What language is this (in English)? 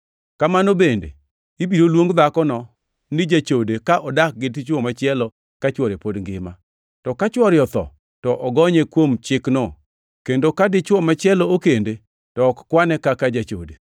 Luo (Kenya and Tanzania)